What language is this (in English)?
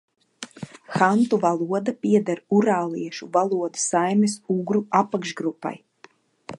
Latvian